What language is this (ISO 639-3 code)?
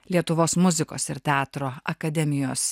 lit